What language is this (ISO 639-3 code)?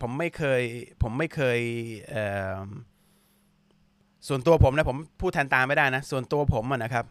tha